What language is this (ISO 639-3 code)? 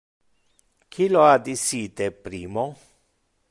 ina